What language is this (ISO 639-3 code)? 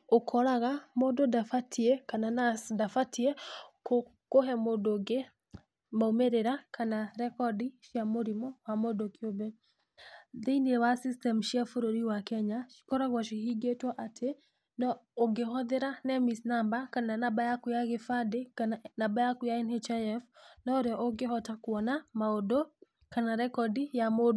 kik